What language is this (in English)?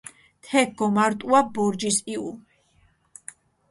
Mingrelian